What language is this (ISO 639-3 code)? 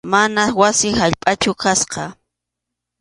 qxu